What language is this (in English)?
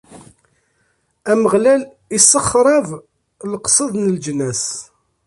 Kabyle